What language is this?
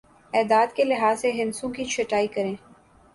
Urdu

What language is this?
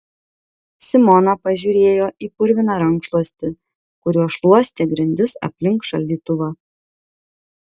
Lithuanian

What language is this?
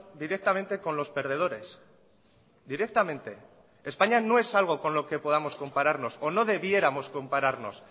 Spanish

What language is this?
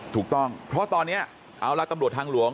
Thai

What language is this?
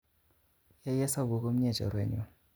Kalenjin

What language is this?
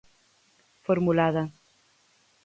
Galician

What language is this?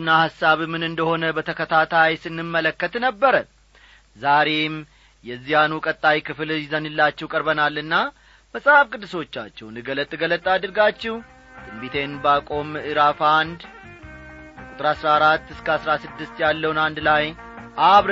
Amharic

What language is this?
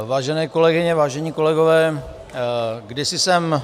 Czech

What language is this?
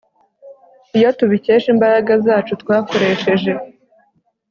Kinyarwanda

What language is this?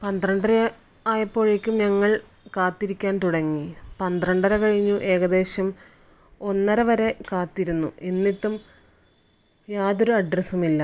Malayalam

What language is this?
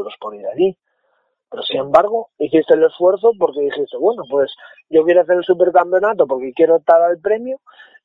Spanish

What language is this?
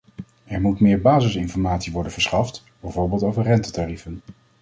Dutch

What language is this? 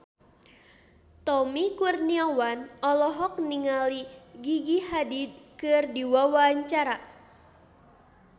Sundanese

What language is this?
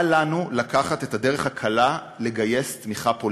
Hebrew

